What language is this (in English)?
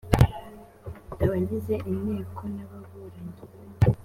Kinyarwanda